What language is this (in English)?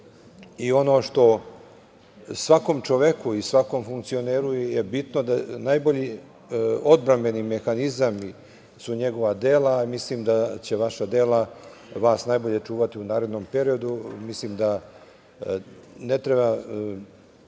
Serbian